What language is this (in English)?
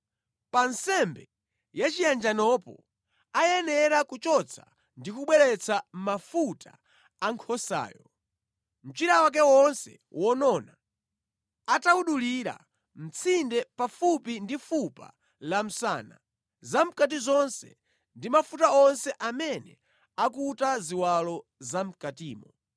Nyanja